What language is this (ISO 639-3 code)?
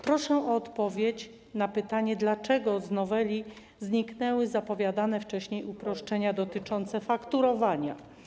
pol